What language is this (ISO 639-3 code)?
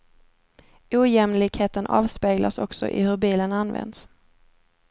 swe